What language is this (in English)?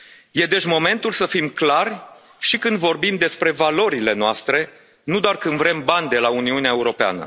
Romanian